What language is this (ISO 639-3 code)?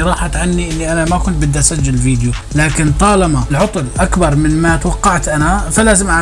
ara